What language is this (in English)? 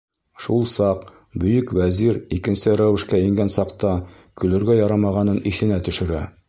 Bashkir